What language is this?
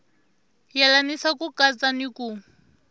Tsonga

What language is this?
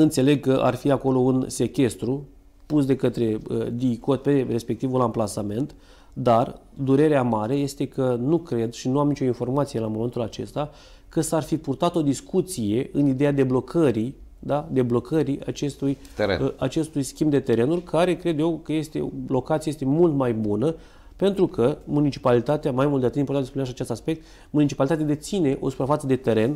Romanian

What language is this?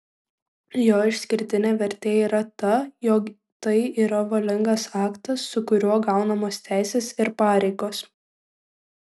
Lithuanian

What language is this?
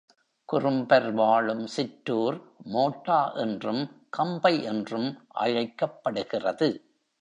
Tamil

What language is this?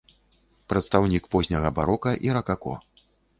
Belarusian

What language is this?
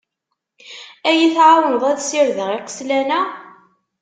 Kabyle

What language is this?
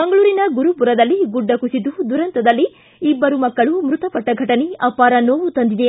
Kannada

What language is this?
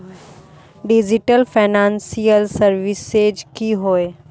Magahi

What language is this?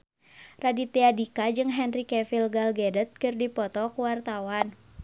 Sundanese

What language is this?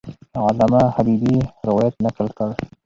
Pashto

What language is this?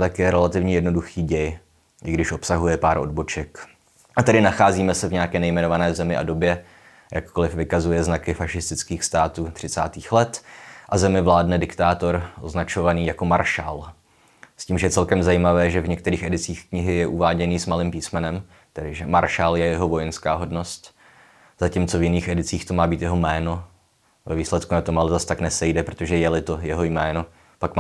Czech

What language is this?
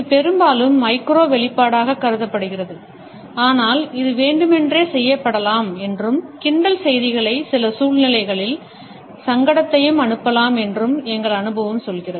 Tamil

